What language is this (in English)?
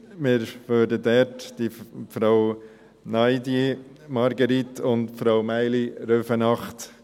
Swiss German